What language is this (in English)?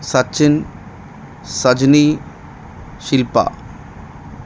Malayalam